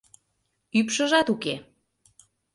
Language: Mari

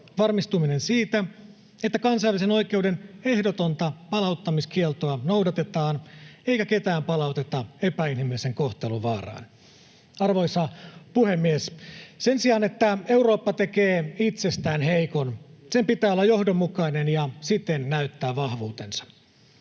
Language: Finnish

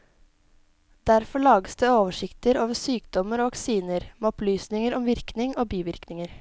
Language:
Norwegian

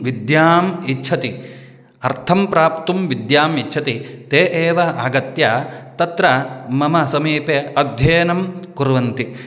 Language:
Sanskrit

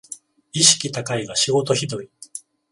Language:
Japanese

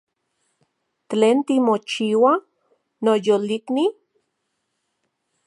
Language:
Central Puebla Nahuatl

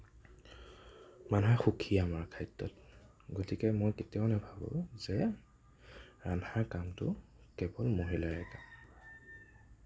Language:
Assamese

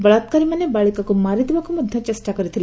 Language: Odia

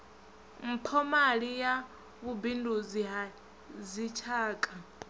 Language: Venda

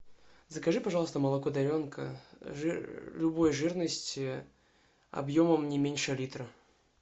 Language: Russian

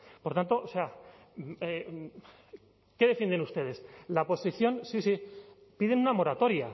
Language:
Spanish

